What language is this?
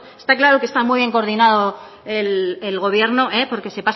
Spanish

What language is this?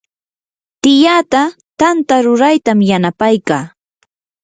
Yanahuanca Pasco Quechua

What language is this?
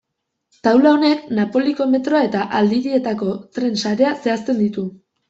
Basque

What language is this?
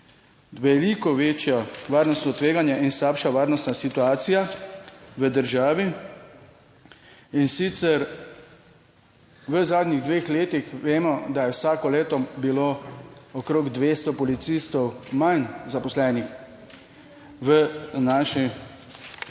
Slovenian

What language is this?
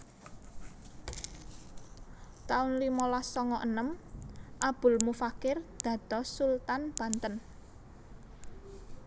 Javanese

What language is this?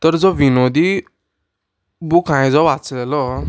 Konkani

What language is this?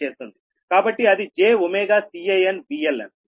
Telugu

